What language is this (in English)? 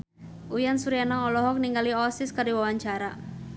Sundanese